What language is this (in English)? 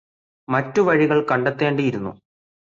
Malayalam